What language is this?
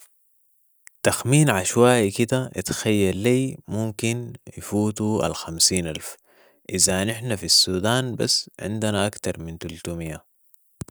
Sudanese Arabic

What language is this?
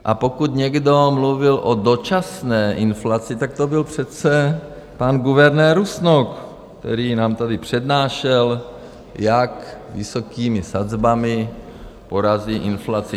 Czech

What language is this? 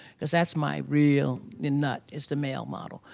English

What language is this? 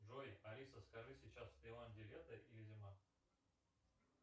Russian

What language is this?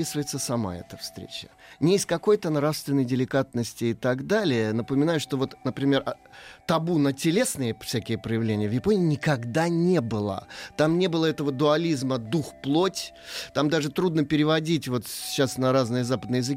Russian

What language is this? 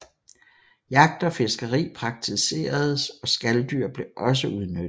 Danish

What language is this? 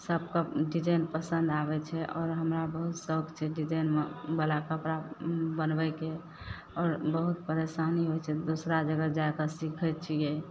Maithili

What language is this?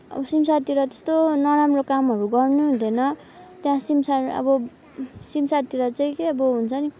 Nepali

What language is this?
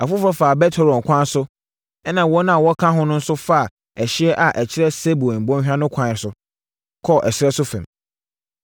Akan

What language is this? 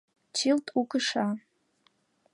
Mari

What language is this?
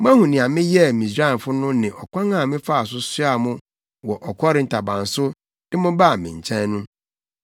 Akan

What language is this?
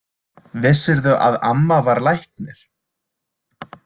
Icelandic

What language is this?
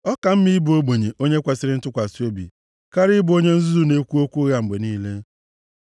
Igbo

